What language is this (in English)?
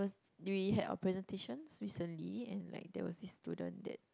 English